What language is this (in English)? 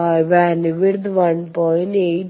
Malayalam